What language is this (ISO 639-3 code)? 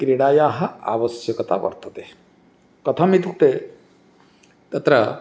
san